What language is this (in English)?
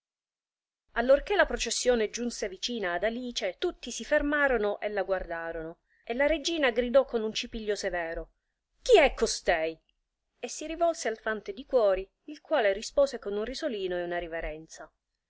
Italian